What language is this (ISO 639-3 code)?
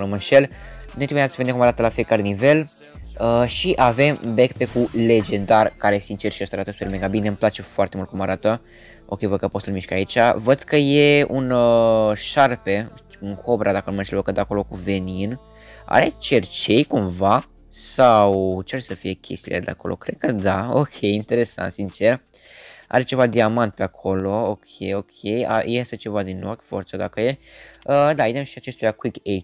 ron